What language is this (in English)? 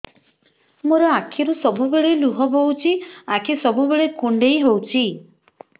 Odia